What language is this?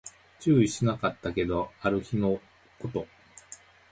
Japanese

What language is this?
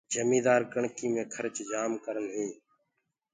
Gurgula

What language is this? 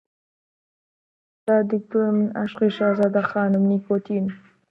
Central Kurdish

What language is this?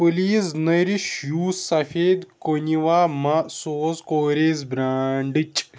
Kashmiri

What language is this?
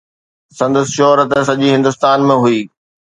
Sindhi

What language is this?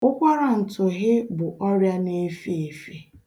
Igbo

